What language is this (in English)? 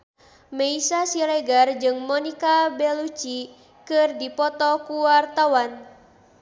Sundanese